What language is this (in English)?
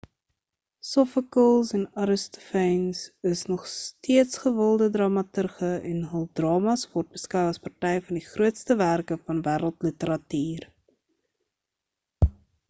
Afrikaans